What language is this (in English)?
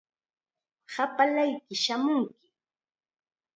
Chiquián Ancash Quechua